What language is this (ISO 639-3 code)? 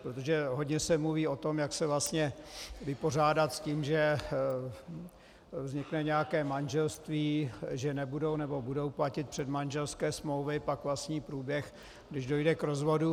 ces